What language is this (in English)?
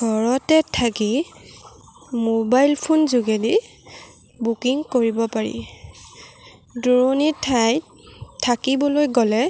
Assamese